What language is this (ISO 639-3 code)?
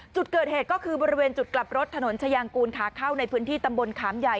tha